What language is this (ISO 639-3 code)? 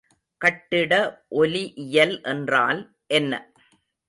tam